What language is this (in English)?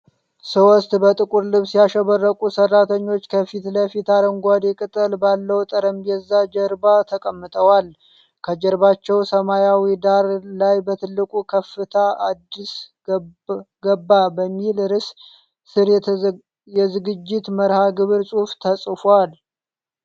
Amharic